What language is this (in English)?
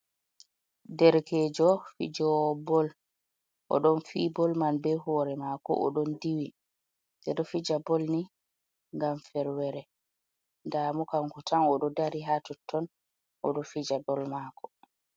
Fula